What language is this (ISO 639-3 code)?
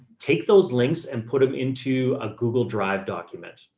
eng